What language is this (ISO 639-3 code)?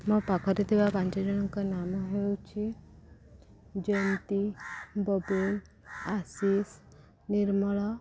ori